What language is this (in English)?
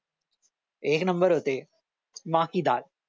Marathi